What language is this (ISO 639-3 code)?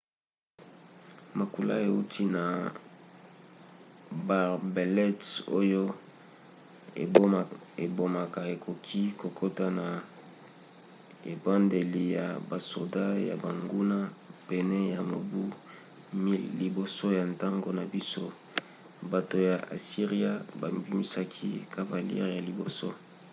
lin